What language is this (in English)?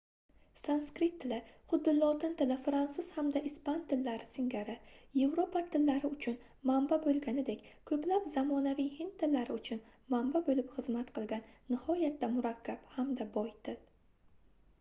Uzbek